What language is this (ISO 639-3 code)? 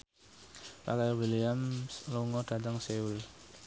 jav